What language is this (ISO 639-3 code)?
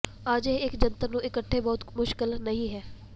pan